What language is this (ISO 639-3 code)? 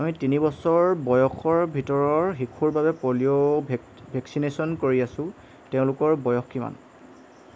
asm